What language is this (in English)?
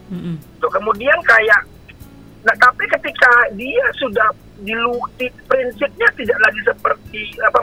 Indonesian